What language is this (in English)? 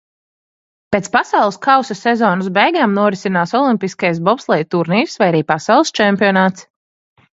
Latvian